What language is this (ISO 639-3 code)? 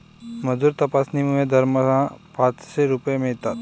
mar